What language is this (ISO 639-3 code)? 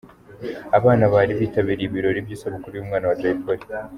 kin